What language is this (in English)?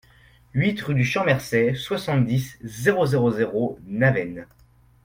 French